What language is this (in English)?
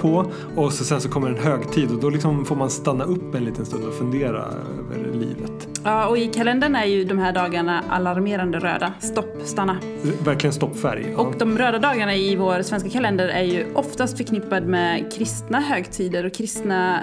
Swedish